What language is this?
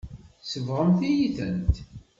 Kabyle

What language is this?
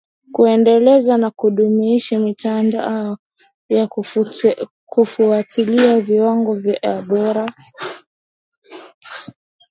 Swahili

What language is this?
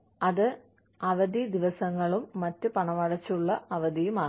Malayalam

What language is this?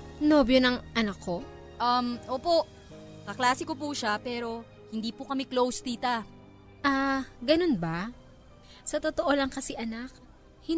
Filipino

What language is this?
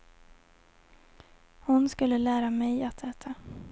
Swedish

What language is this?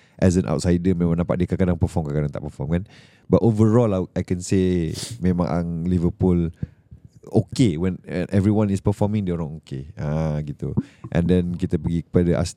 Malay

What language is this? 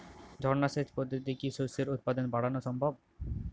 Bangla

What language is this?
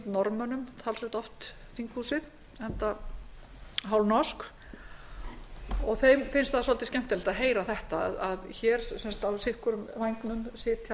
Icelandic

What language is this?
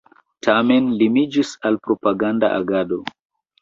Esperanto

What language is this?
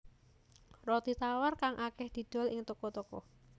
Javanese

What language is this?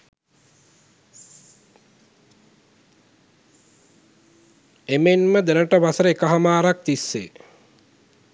Sinhala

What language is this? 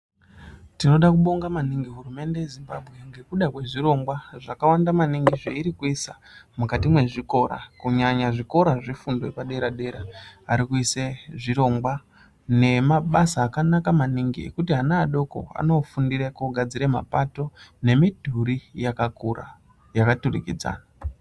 Ndau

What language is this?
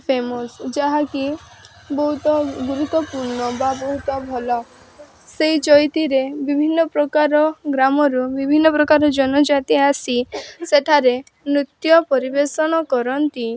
Odia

